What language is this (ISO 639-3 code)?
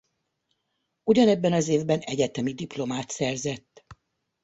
hun